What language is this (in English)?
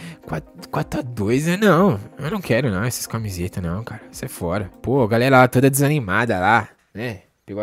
Portuguese